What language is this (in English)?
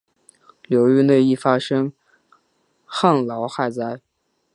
Chinese